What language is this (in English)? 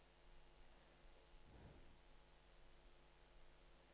Norwegian